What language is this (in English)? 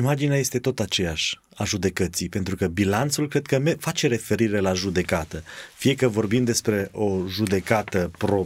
Romanian